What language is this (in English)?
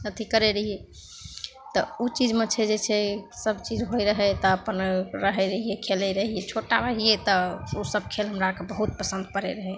Maithili